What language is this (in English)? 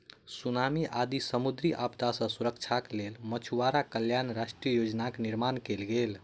Maithili